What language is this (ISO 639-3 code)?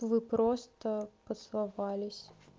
rus